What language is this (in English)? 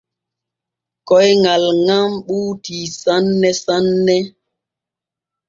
Borgu Fulfulde